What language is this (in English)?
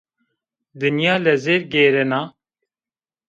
Zaza